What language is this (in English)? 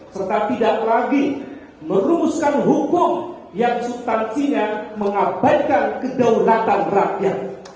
Indonesian